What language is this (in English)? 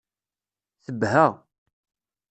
Kabyle